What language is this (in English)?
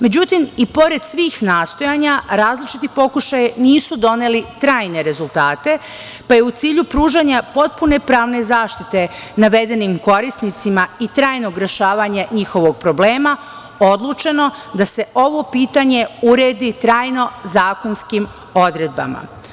Serbian